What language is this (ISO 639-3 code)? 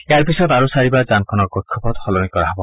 asm